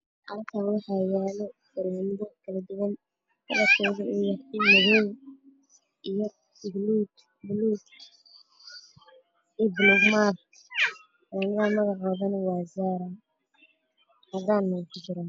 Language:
Somali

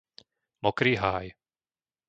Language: Slovak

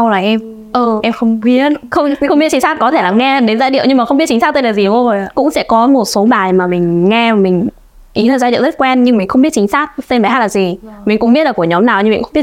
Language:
Vietnamese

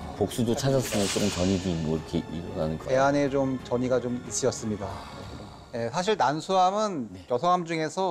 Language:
Korean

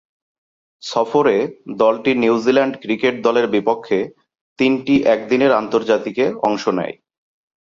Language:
Bangla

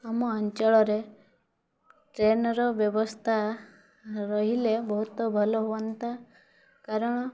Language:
Odia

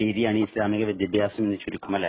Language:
Malayalam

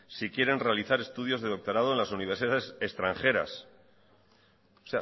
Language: Spanish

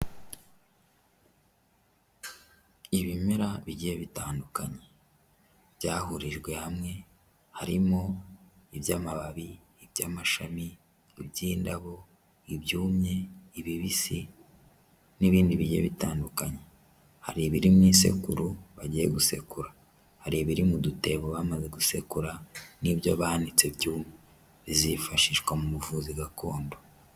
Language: Kinyarwanda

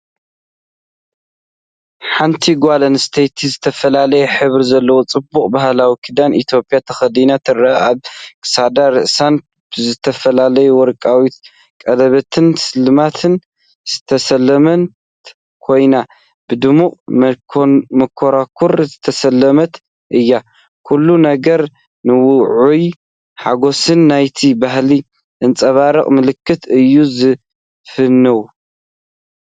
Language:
Tigrinya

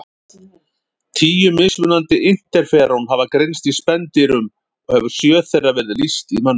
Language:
Icelandic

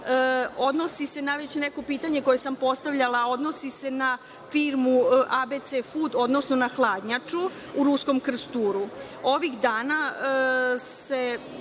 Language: Serbian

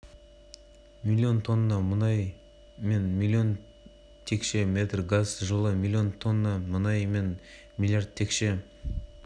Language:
Kazakh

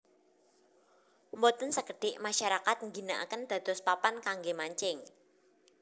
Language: Javanese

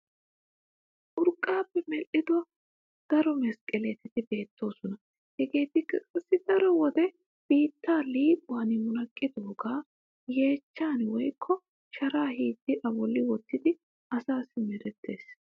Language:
Wolaytta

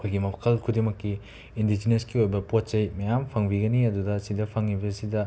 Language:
Manipuri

